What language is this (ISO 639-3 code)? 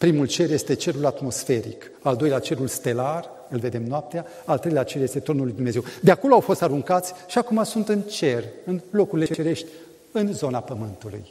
ron